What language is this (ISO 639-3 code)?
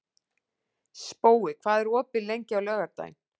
isl